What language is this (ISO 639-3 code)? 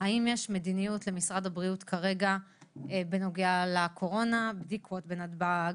heb